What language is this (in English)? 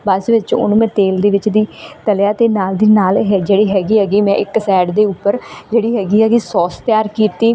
Punjabi